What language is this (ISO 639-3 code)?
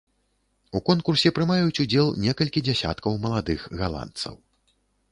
bel